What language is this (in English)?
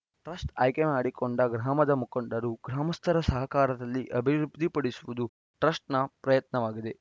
Kannada